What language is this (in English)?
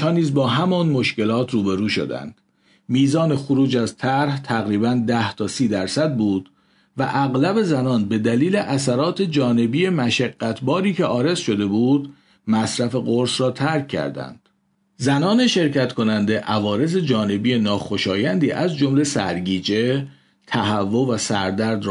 Persian